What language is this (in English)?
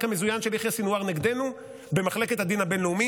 Hebrew